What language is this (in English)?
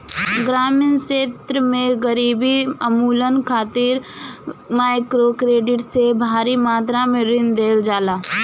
Bhojpuri